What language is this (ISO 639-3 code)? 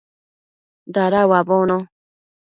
mcf